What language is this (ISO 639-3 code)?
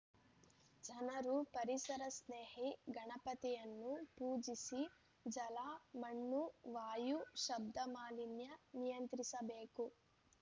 kan